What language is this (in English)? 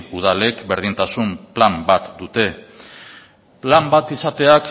Basque